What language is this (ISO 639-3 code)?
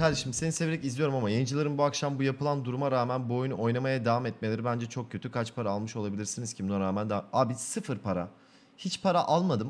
tur